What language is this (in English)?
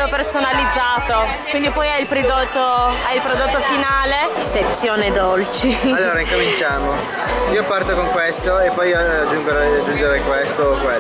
Italian